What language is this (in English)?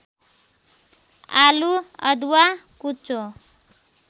Nepali